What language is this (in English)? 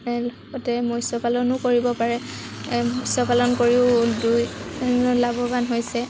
Assamese